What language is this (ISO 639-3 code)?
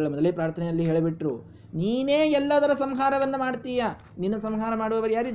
kan